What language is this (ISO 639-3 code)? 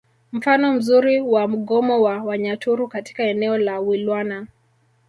swa